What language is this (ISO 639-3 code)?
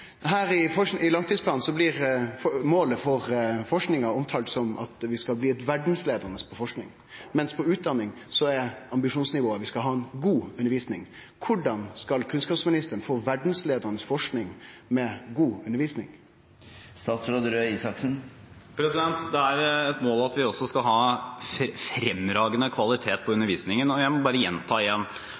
nor